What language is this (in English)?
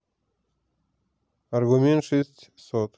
Russian